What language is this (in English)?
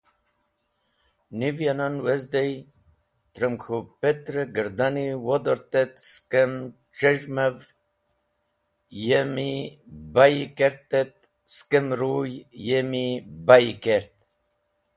Wakhi